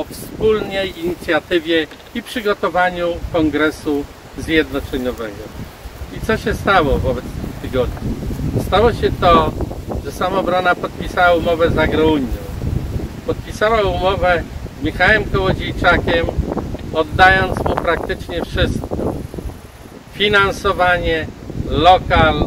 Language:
Polish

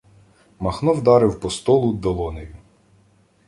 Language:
Ukrainian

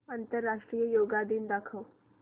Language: Marathi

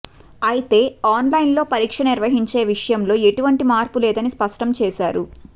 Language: Telugu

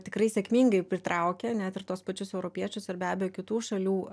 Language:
Lithuanian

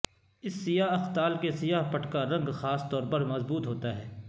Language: Urdu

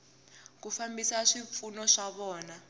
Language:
Tsonga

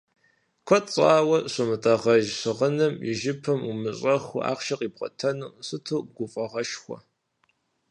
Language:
Kabardian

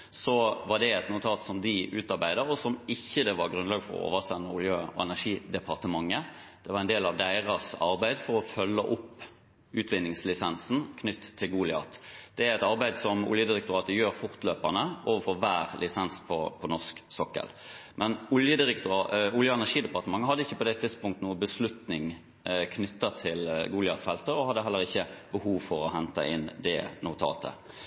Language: Norwegian Bokmål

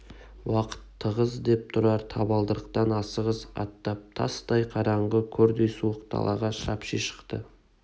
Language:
Kazakh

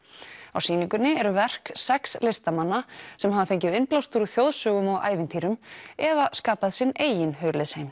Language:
Icelandic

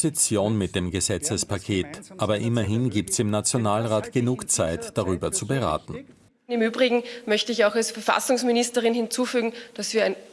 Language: German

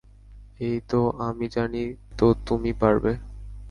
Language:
Bangla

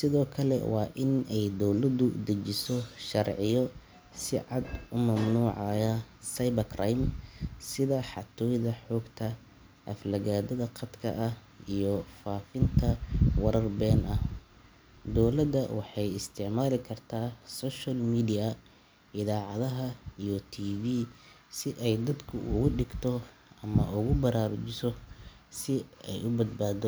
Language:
Somali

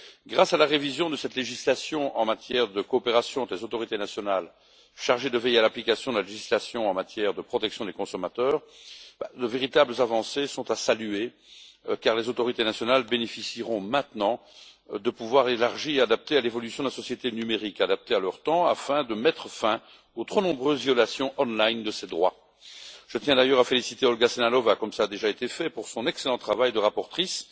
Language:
French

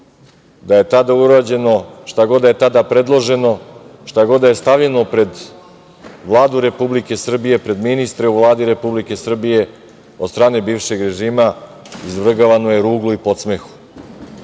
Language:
Serbian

